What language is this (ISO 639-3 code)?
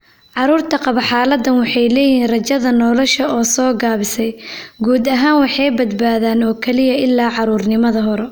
som